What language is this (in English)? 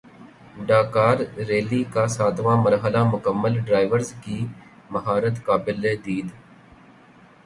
Urdu